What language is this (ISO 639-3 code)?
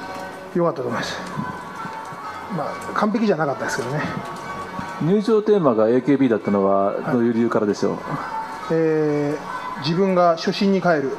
jpn